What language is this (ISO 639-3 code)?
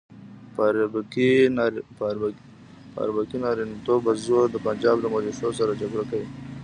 pus